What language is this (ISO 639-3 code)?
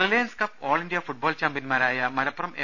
mal